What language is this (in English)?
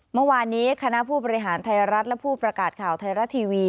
Thai